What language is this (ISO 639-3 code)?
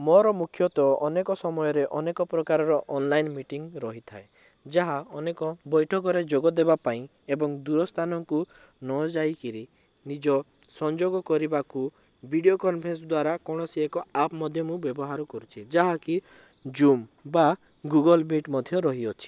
ori